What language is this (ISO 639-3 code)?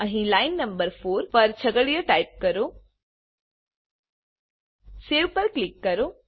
guj